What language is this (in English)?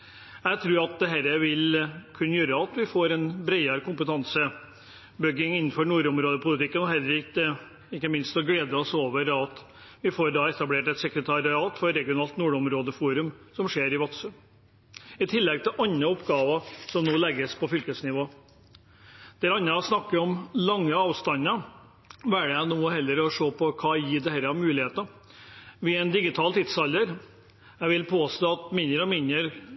Norwegian Bokmål